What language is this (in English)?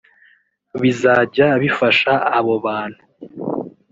Kinyarwanda